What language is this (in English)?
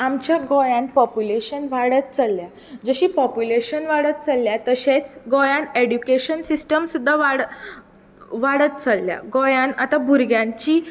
Konkani